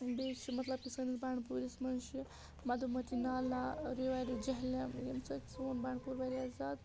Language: Kashmiri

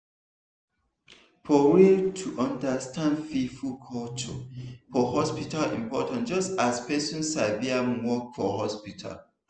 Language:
Nigerian Pidgin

